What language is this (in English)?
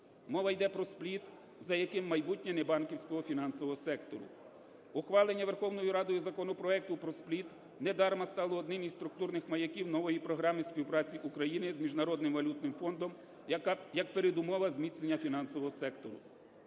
Ukrainian